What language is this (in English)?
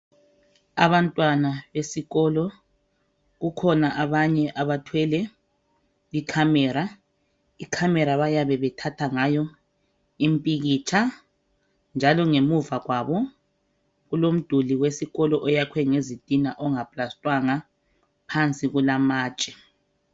North Ndebele